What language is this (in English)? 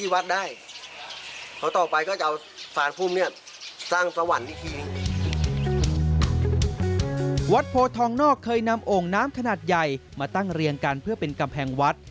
Thai